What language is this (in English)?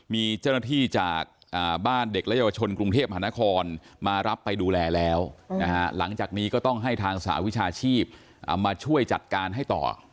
Thai